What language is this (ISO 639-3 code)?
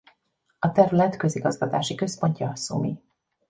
hun